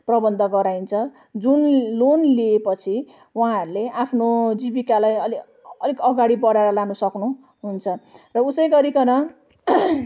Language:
Nepali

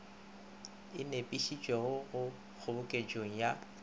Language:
Northern Sotho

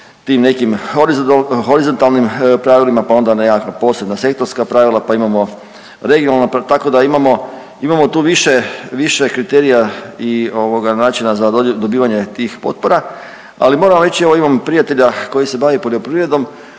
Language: Croatian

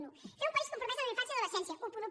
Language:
Catalan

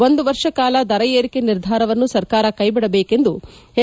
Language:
Kannada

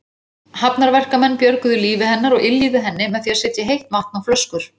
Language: Icelandic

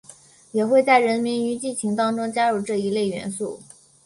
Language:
Chinese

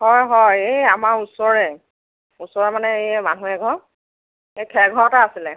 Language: Assamese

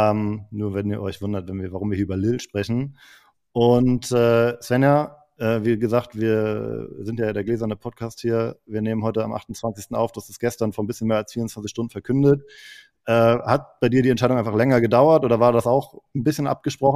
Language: German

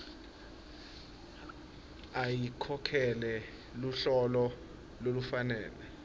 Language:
Swati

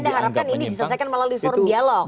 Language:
Indonesian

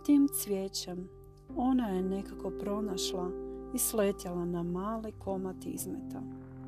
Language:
Croatian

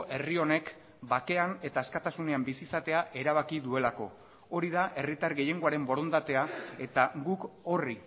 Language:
Basque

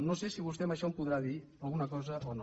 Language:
Catalan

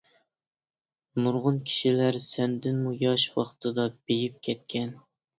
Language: Uyghur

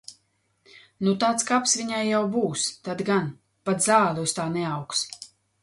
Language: Latvian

